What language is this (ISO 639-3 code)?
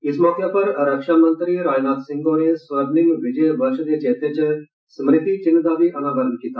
doi